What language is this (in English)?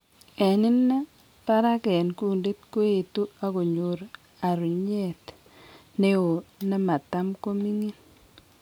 Kalenjin